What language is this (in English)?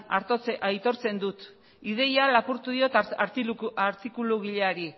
Basque